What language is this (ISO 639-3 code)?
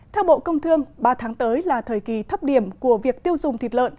vie